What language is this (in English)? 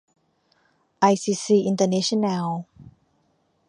Thai